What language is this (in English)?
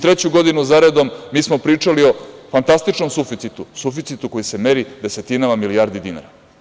Serbian